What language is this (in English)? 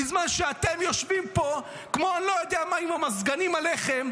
Hebrew